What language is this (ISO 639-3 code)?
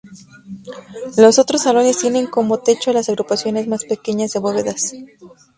spa